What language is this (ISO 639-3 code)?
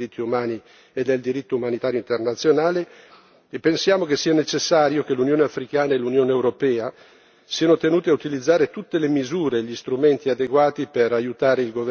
ita